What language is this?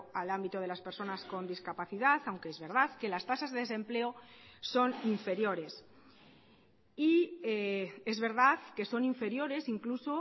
Spanish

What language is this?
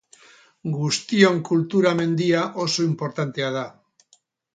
Basque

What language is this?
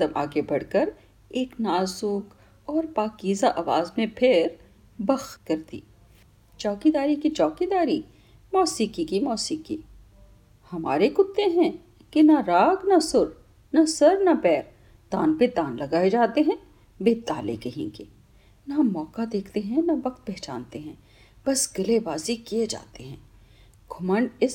Urdu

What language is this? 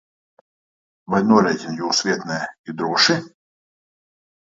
Latvian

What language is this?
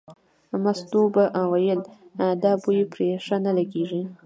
Pashto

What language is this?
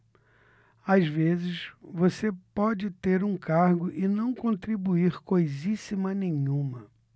Portuguese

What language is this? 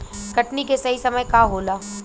Bhojpuri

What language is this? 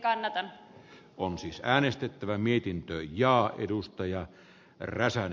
Finnish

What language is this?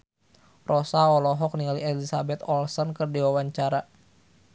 Sundanese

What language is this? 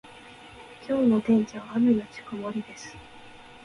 Japanese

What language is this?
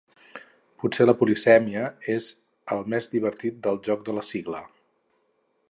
Catalan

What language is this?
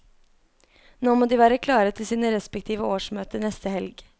Norwegian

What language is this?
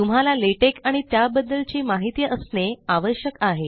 Marathi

